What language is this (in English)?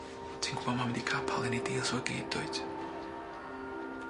Welsh